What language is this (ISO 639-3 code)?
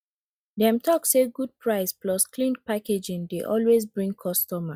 pcm